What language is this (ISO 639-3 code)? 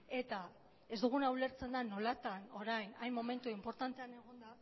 eus